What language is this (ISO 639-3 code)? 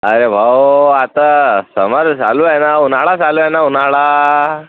mar